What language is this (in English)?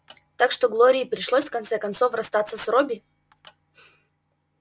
Russian